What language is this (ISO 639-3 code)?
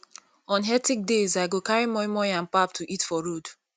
pcm